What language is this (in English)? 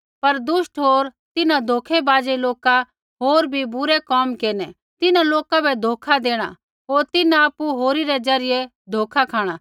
Kullu Pahari